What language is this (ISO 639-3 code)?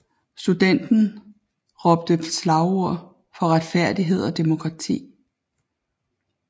dan